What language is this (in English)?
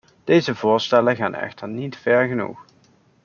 Dutch